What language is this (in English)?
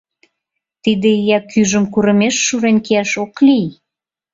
Mari